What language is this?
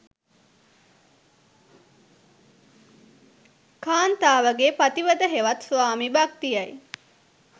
Sinhala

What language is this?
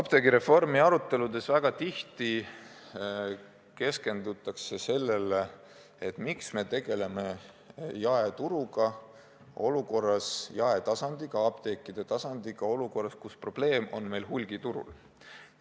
Estonian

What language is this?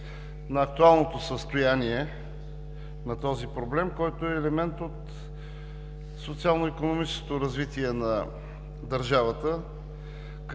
Bulgarian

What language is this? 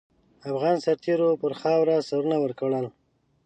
Pashto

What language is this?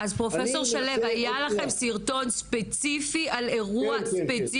Hebrew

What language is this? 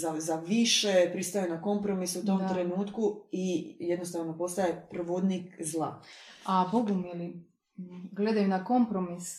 Croatian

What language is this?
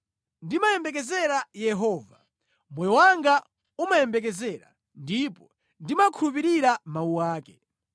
Nyanja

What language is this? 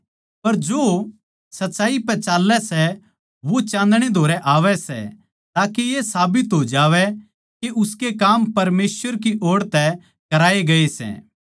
Haryanvi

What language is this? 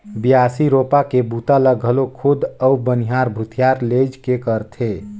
Chhattisgarhi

